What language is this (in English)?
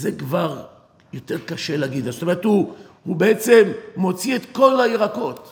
Hebrew